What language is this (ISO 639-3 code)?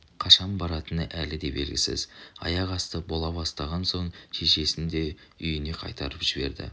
kaz